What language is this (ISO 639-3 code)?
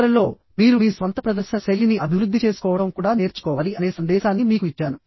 tel